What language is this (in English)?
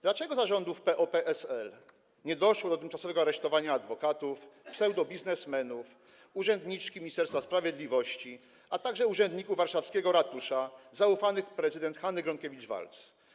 Polish